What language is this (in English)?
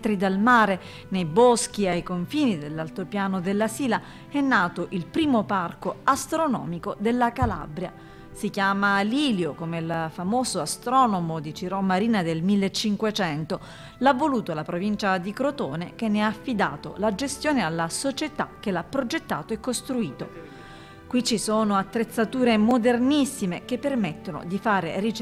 Italian